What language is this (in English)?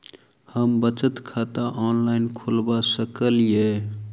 Maithili